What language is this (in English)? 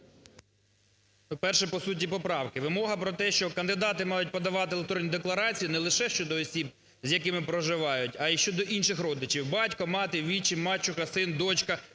Ukrainian